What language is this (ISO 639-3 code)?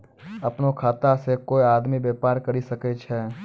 mai